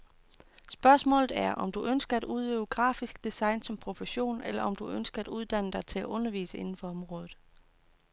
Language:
Danish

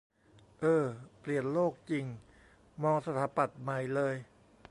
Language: Thai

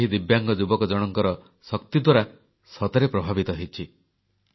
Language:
Odia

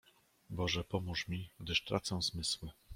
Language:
Polish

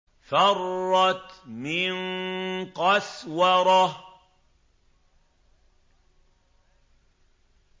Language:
Arabic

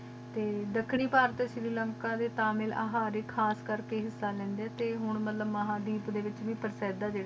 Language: Punjabi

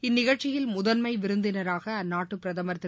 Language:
Tamil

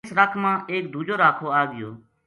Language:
Gujari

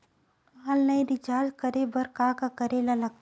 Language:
Chhattisgarhi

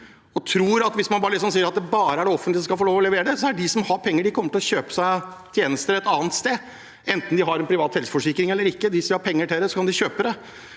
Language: Norwegian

